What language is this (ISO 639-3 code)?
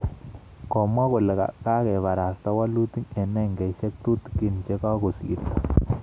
kln